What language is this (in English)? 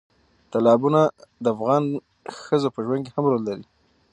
Pashto